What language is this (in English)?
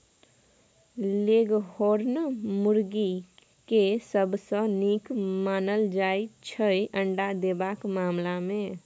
Maithili